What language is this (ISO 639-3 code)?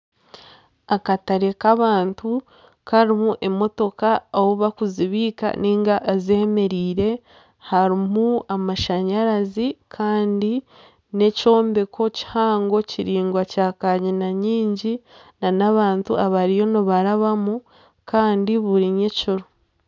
nyn